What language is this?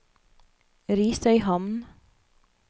Norwegian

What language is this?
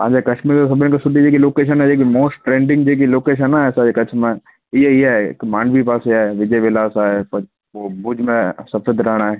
Sindhi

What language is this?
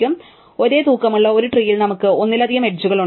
Malayalam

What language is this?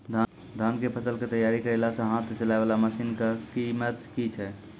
Maithili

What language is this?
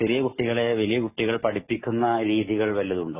Malayalam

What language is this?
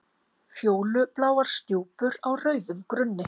Icelandic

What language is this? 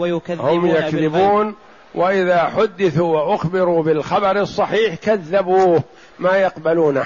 Arabic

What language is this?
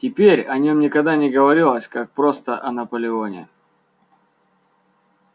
Russian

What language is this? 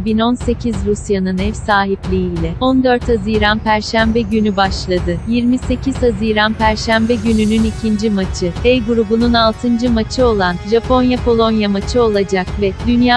Turkish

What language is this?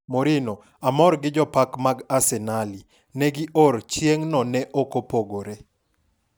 Luo (Kenya and Tanzania)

